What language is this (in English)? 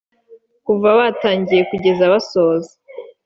Kinyarwanda